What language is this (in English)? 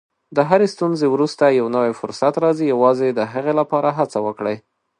Pashto